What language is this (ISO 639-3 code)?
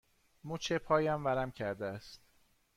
fas